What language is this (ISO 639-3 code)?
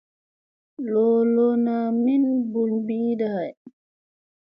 mse